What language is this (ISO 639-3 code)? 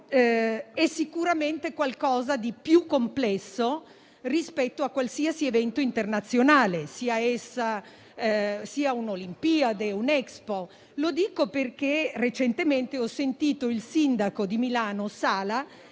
ita